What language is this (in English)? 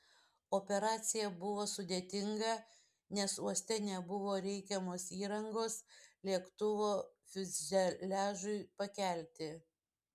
Lithuanian